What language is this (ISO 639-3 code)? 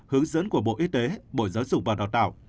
vie